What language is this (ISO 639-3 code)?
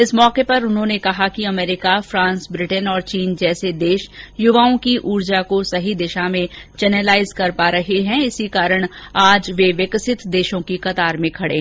hin